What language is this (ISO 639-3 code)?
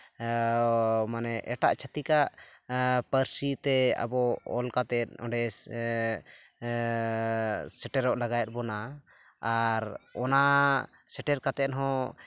sat